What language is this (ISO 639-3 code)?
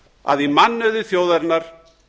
isl